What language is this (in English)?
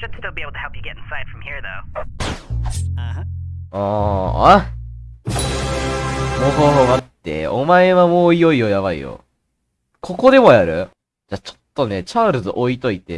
Japanese